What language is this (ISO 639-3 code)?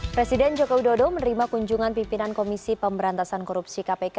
ind